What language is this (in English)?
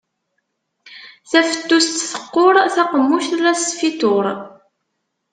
Kabyle